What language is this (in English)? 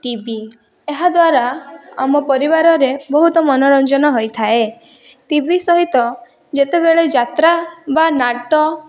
Odia